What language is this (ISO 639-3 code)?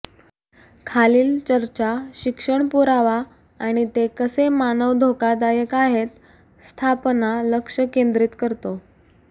mar